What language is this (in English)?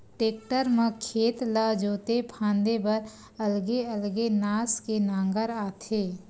Chhattisgarhi